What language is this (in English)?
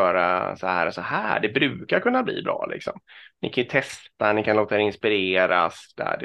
Swedish